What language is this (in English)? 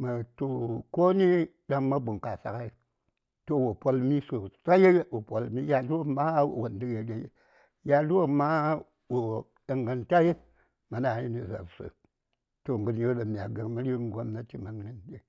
Saya